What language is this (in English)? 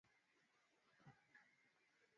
Swahili